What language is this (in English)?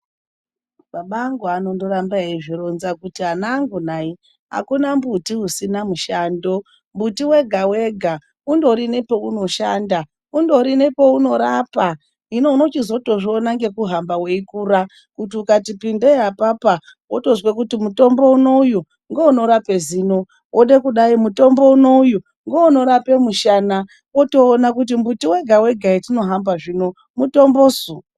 Ndau